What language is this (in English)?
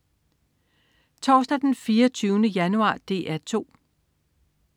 Danish